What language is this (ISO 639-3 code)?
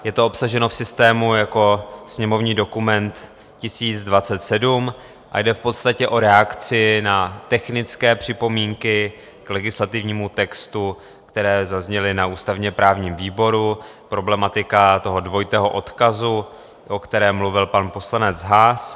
ces